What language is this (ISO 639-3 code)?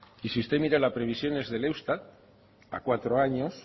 spa